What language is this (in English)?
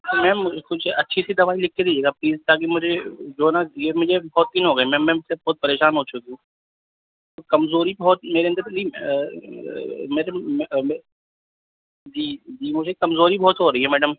Urdu